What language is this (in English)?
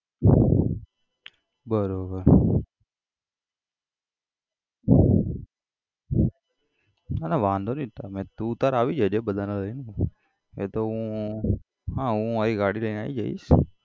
Gujarati